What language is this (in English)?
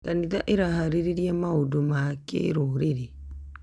Kikuyu